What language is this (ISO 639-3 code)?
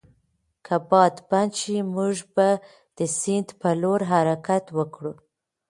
pus